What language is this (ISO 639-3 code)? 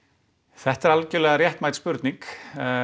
isl